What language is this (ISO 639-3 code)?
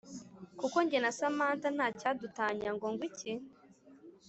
kin